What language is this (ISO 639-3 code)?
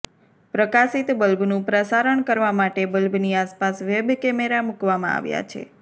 guj